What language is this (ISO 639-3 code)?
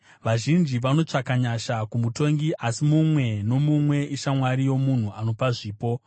sna